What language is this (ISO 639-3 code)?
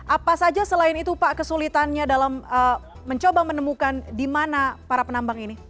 ind